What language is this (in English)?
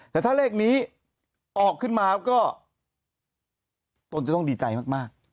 Thai